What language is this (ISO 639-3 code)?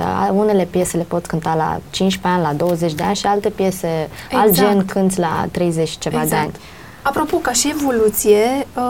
ron